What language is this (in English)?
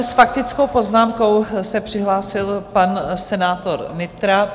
Czech